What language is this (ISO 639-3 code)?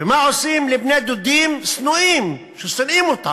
heb